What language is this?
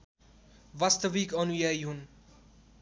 Nepali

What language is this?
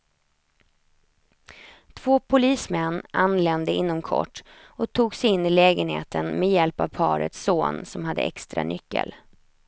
Swedish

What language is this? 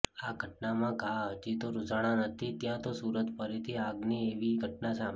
Gujarati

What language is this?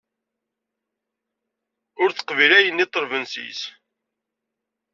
Kabyle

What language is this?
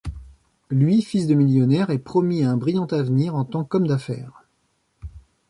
French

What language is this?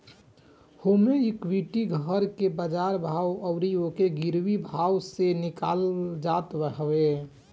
Bhojpuri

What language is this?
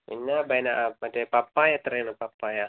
Malayalam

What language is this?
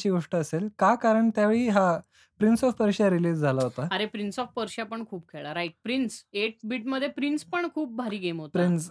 Marathi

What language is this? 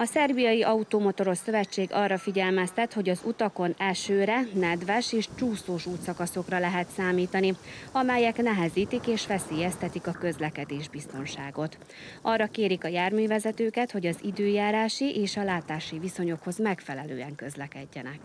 Hungarian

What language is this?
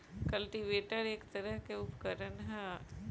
Bhojpuri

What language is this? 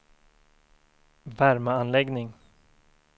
Swedish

